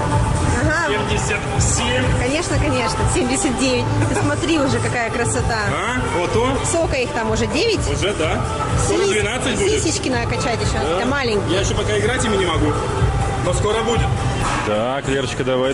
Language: Russian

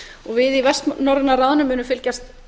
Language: Icelandic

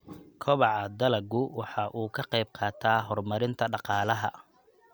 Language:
Somali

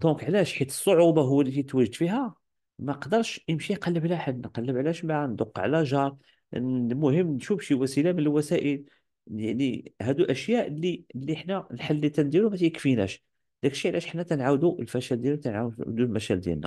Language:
Arabic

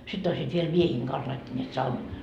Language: Finnish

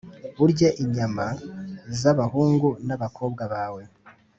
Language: Kinyarwanda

